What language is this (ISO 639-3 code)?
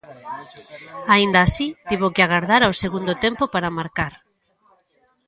glg